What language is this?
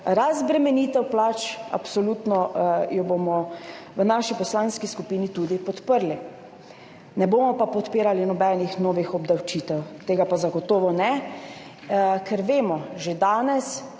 Slovenian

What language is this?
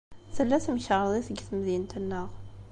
Kabyle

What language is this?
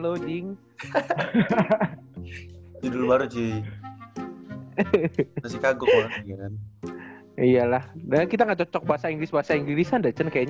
Indonesian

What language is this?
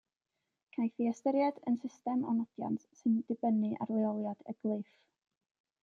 Welsh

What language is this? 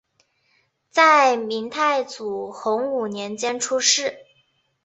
Chinese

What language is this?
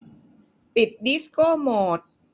Thai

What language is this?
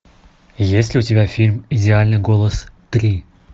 Russian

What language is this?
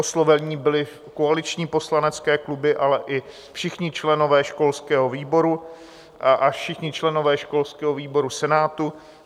Czech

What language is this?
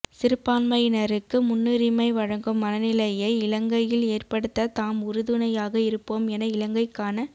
Tamil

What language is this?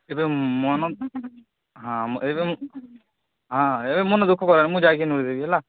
Odia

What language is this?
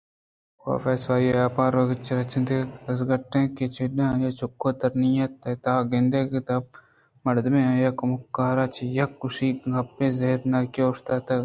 Eastern Balochi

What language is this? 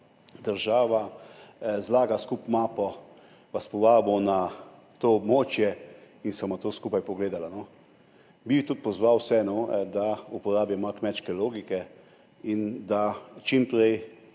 Slovenian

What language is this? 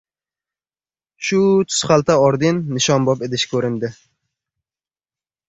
Uzbek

